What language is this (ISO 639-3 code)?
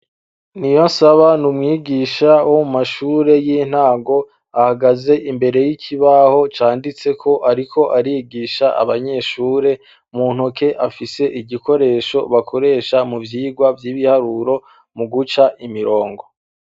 run